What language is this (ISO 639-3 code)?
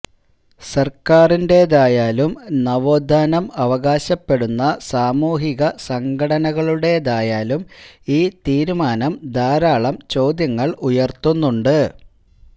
mal